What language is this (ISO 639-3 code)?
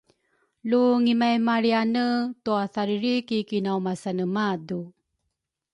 dru